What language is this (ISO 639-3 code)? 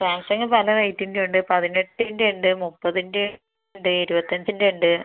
mal